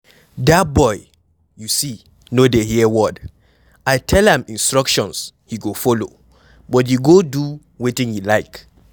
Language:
Nigerian Pidgin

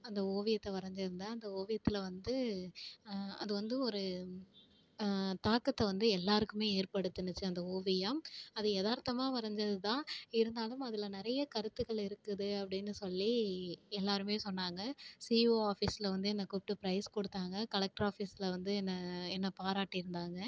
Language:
Tamil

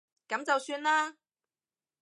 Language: Cantonese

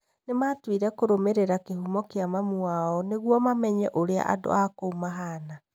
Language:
Kikuyu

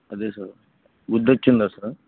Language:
Telugu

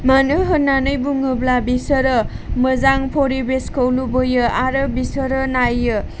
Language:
Bodo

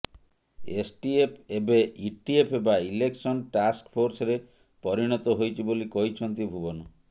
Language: Odia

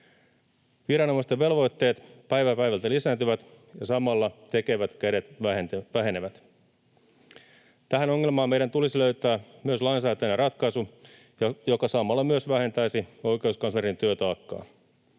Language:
Finnish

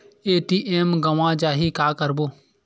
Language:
Chhattisgarhi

